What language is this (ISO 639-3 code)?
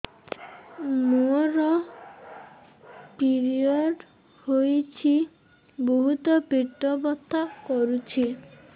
ori